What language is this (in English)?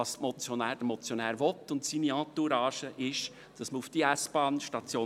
Swiss German